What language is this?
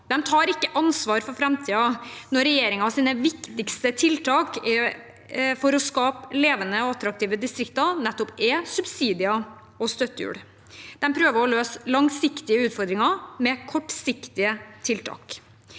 Norwegian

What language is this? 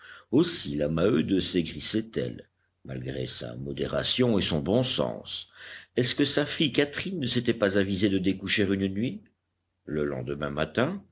French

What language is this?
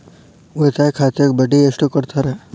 Kannada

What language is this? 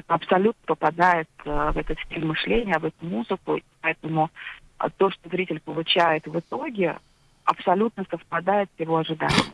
Russian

